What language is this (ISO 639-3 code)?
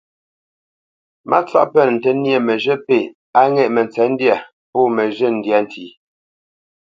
bce